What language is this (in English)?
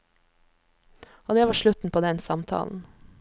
Norwegian